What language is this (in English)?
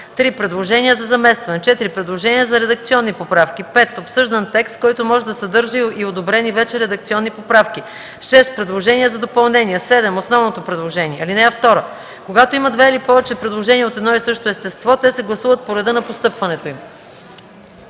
Bulgarian